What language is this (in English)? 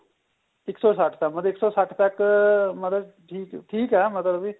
Punjabi